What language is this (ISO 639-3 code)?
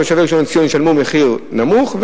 heb